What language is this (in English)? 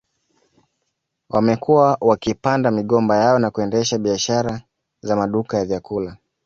Swahili